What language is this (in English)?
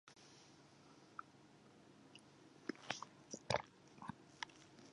Japanese